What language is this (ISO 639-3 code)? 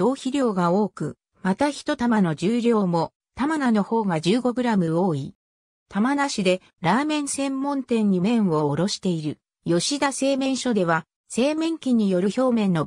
jpn